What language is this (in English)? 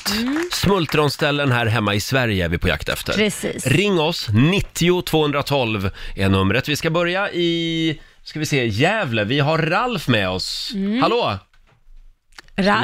Swedish